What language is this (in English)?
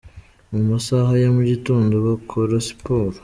Kinyarwanda